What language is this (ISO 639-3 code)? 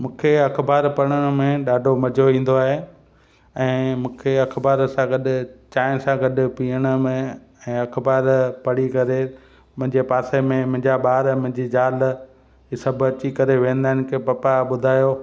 snd